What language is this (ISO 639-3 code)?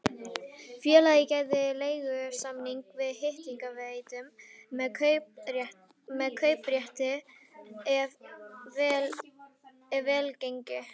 isl